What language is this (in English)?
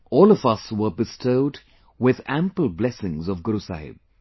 English